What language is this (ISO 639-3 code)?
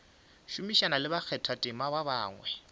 nso